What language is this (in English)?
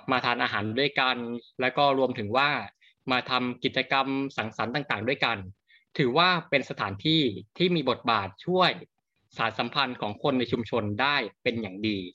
Thai